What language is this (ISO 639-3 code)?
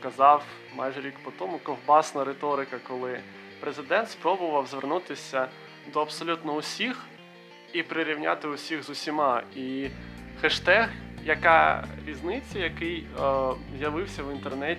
ukr